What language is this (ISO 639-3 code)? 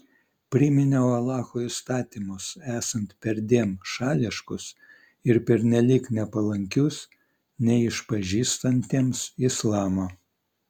lit